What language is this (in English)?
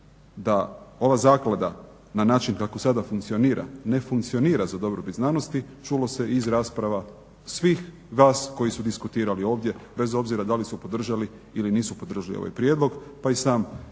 Croatian